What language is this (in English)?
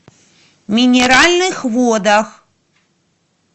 Russian